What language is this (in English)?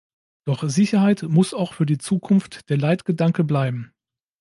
German